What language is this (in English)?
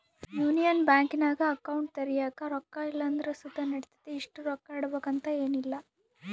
Kannada